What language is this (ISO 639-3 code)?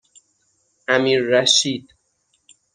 fas